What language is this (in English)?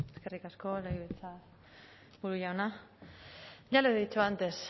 Basque